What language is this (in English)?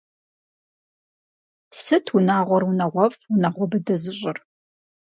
Kabardian